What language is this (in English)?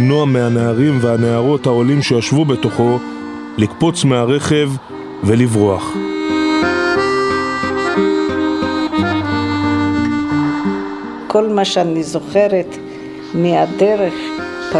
Hebrew